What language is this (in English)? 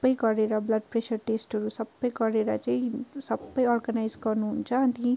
Nepali